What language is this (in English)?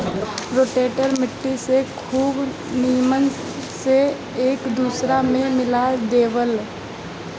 Bhojpuri